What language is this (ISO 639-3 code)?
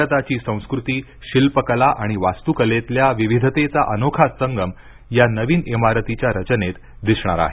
mar